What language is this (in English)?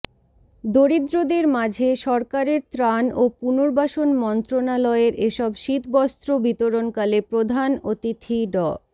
Bangla